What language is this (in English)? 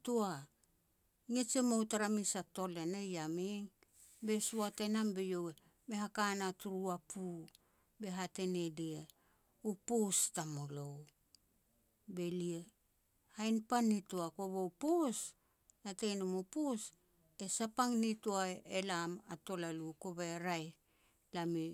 Petats